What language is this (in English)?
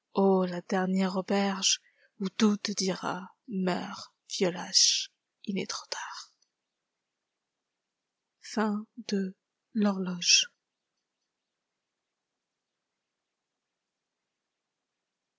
French